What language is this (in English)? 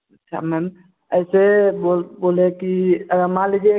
Hindi